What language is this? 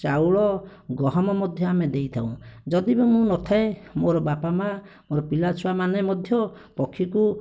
Odia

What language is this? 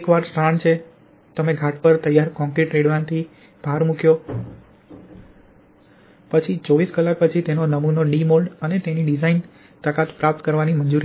Gujarati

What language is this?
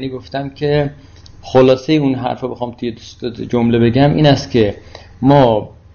Persian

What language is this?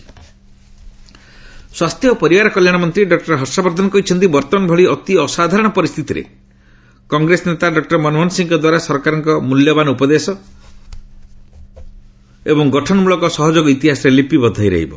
Odia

